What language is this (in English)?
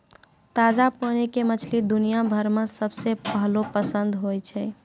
Maithili